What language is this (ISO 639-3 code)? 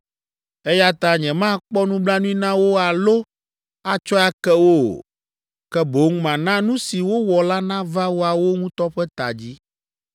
ewe